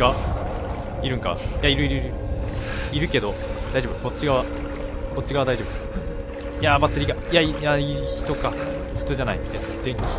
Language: Japanese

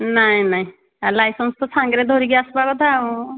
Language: Odia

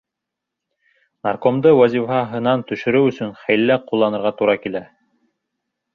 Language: Bashkir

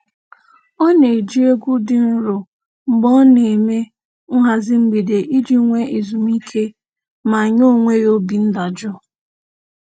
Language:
Igbo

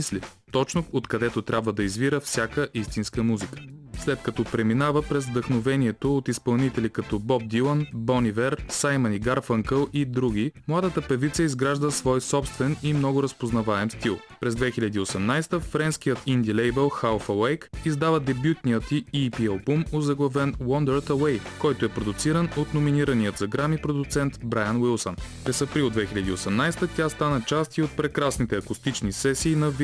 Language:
Bulgarian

